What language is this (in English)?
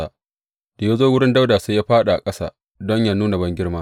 Hausa